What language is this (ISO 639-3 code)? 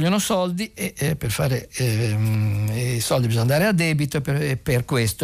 ita